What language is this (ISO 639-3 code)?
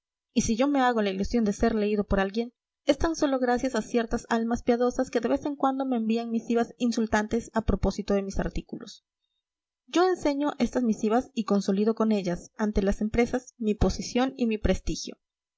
spa